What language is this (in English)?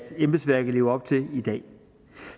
Danish